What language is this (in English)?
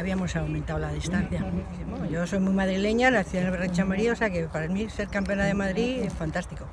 Spanish